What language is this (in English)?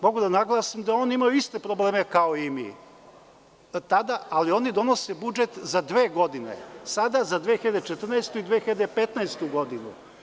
Serbian